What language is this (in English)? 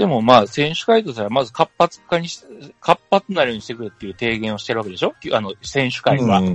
Japanese